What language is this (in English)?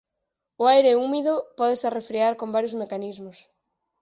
Galician